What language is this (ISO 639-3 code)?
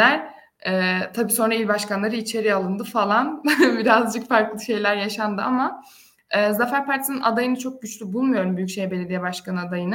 tur